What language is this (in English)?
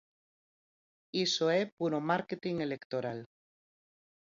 Galician